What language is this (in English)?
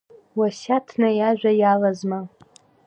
Abkhazian